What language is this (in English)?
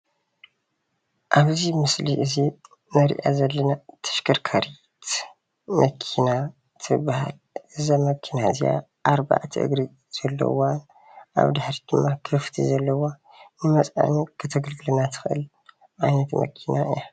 Tigrinya